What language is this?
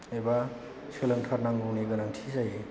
Bodo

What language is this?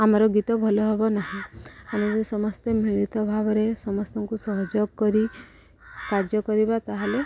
Odia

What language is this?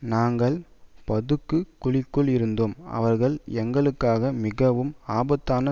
Tamil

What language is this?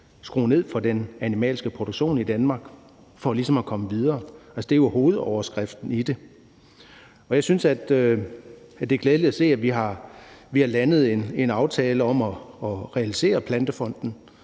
Danish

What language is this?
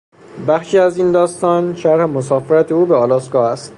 Persian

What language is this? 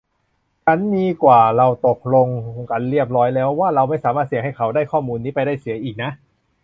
Thai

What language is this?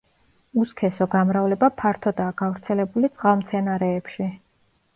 Georgian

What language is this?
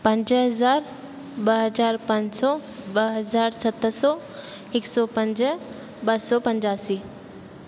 Sindhi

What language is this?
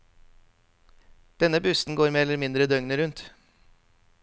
Norwegian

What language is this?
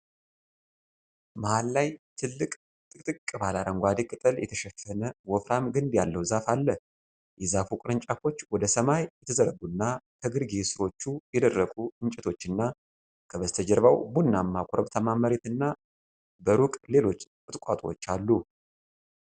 Amharic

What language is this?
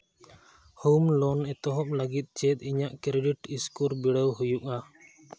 Santali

